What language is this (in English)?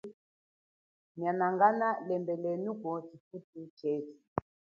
Chokwe